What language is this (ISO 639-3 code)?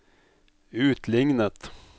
nor